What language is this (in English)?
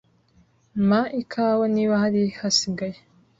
Kinyarwanda